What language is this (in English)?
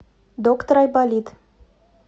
Russian